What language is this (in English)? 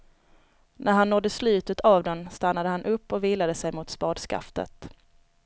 Swedish